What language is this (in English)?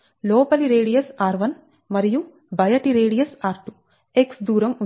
Telugu